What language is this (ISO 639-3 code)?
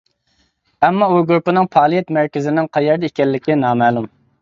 uig